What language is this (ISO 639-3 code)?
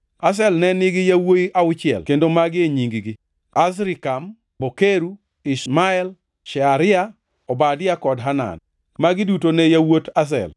luo